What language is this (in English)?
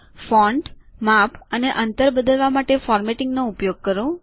Gujarati